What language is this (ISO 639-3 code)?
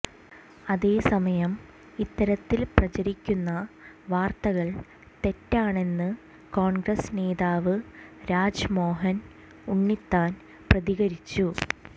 mal